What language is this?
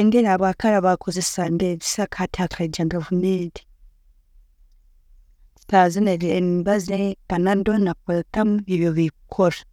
Tooro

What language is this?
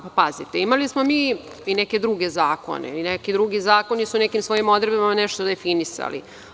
Serbian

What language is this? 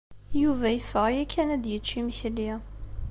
Kabyle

